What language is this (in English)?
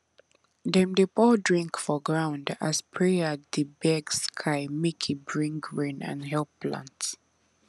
Nigerian Pidgin